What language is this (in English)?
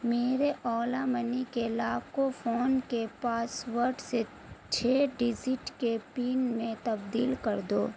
Urdu